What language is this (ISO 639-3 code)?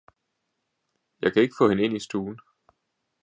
dan